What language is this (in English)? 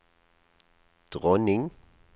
Norwegian